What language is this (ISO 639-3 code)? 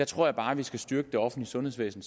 dan